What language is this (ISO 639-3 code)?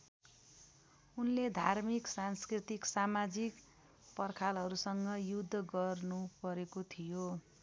nep